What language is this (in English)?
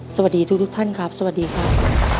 Thai